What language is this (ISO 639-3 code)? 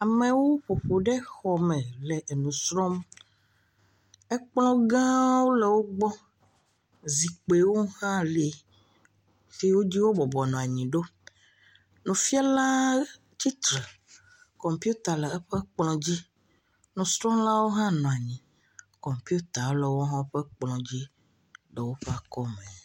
ewe